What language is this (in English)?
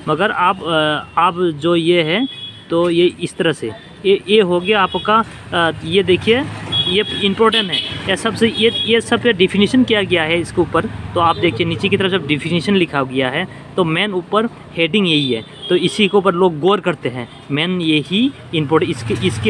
Hindi